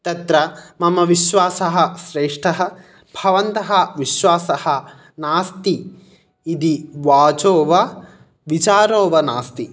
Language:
Sanskrit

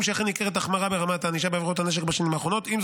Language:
Hebrew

